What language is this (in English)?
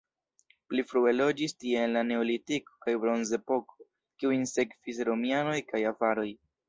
Esperanto